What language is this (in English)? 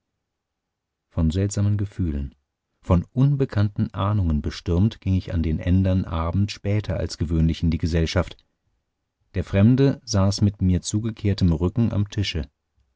German